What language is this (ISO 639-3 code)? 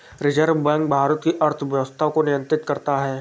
hin